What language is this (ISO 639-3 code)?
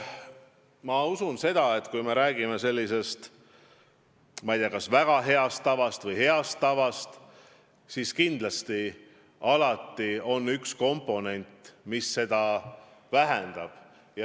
est